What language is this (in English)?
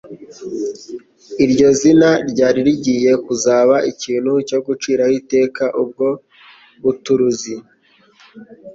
Kinyarwanda